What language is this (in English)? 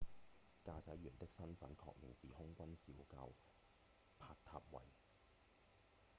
Cantonese